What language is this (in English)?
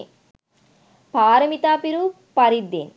Sinhala